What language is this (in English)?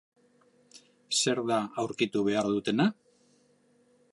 Basque